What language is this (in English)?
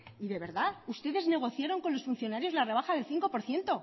Spanish